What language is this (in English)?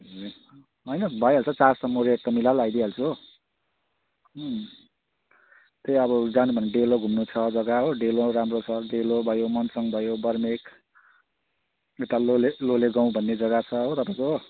Nepali